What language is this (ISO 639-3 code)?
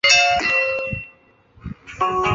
zho